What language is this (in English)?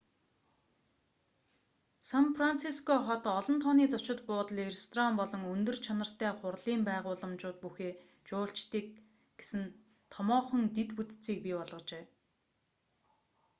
Mongolian